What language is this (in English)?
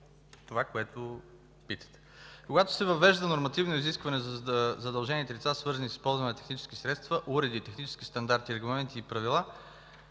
Bulgarian